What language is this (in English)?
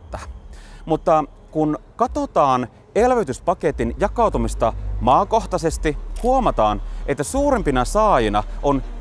Finnish